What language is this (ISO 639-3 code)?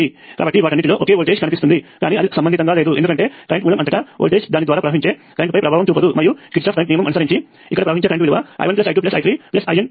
tel